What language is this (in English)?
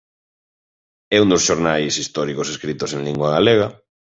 Galician